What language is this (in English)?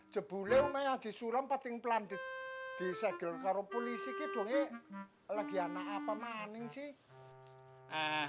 Indonesian